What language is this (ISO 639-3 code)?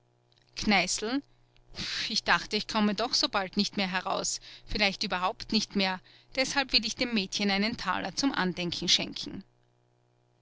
deu